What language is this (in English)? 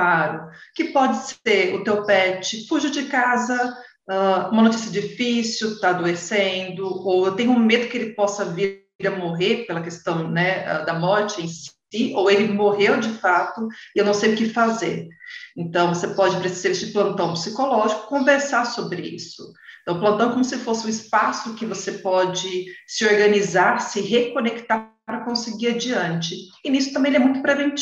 Portuguese